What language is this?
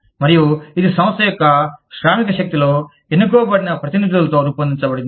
Telugu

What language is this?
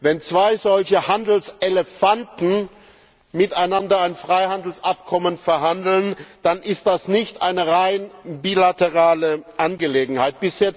German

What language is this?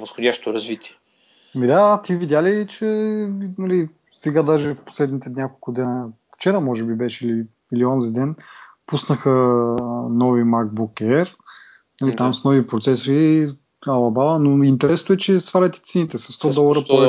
Bulgarian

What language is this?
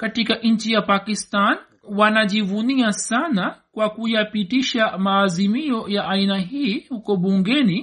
Swahili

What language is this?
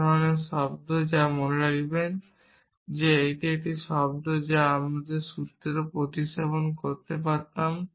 Bangla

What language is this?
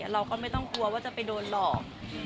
Thai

